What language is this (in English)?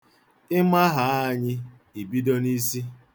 Igbo